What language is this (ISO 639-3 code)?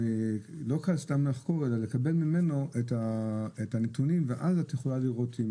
heb